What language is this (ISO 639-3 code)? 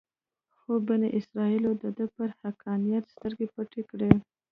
pus